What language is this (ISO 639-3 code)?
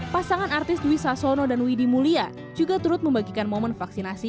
ind